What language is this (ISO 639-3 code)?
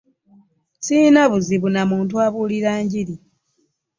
lug